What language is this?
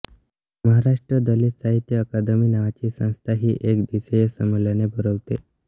Marathi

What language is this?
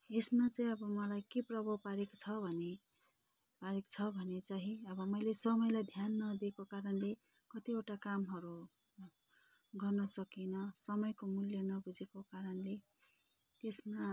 Nepali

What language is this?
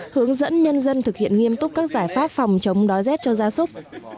Vietnamese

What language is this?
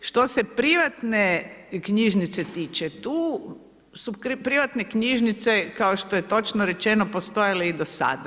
Croatian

